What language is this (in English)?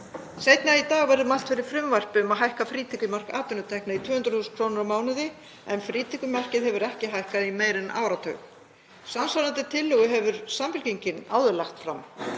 Icelandic